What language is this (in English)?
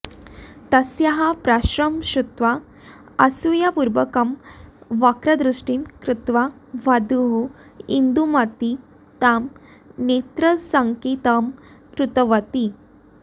Sanskrit